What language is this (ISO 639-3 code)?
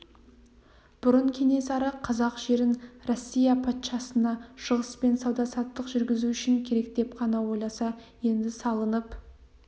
kaz